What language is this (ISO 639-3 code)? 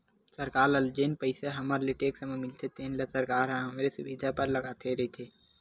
hne